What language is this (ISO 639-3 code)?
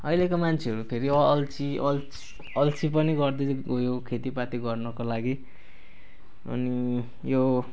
nep